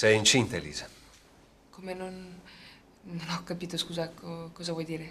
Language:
Italian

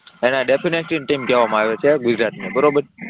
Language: Gujarati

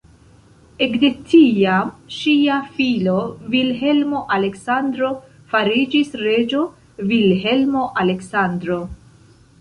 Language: Esperanto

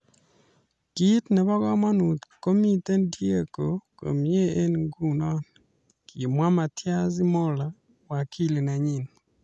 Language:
Kalenjin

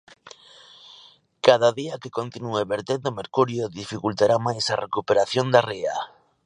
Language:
Galician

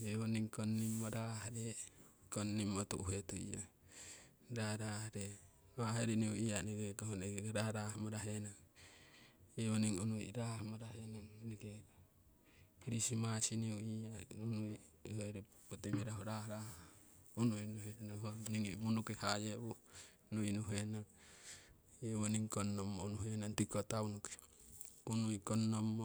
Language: Siwai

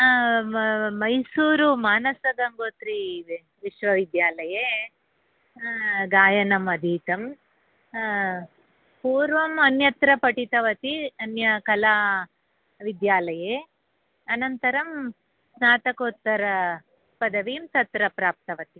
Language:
Sanskrit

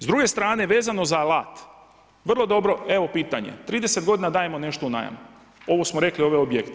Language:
Croatian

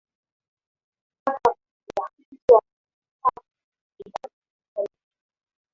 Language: Swahili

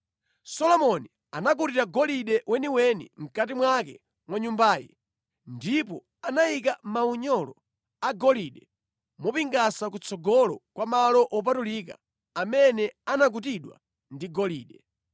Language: Nyanja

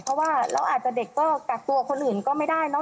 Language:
Thai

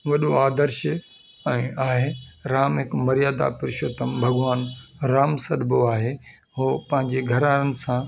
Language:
Sindhi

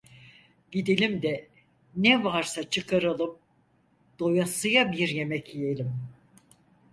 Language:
Turkish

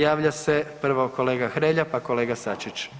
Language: Croatian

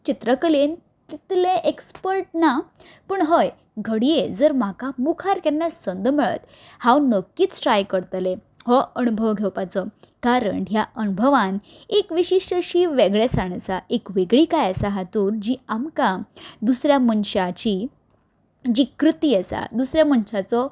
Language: Konkani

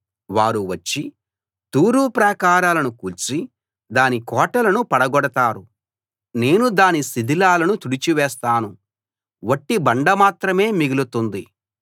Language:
Telugu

